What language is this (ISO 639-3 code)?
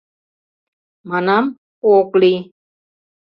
chm